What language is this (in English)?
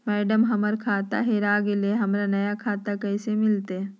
Magahi